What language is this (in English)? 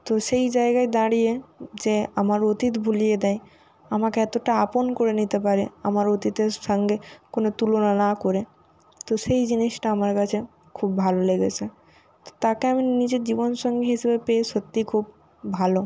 Bangla